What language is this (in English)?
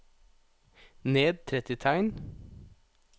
Norwegian